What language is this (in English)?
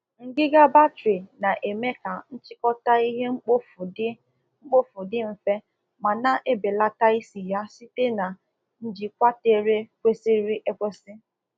Igbo